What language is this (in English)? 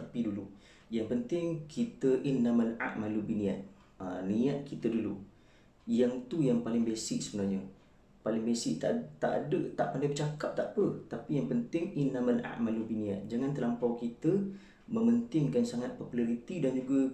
Malay